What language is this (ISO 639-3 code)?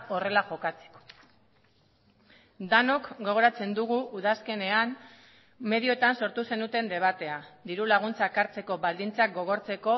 eus